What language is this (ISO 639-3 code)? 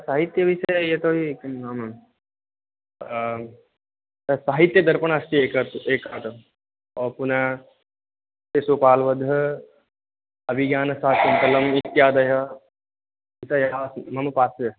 san